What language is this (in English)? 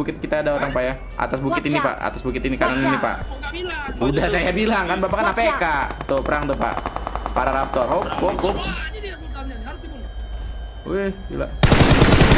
Indonesian